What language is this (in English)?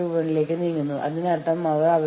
Malayalam